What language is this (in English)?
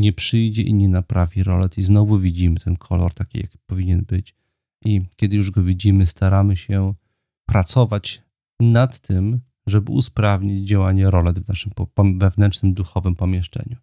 Polish